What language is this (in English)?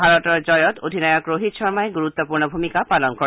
Assamese